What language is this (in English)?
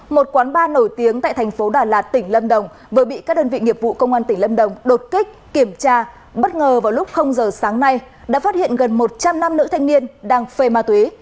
Vietnamese